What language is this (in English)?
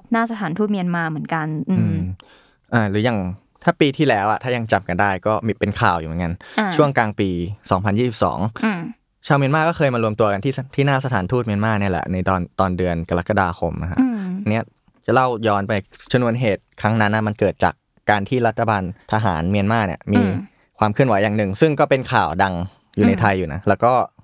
Thai